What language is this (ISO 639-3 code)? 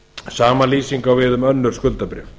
isl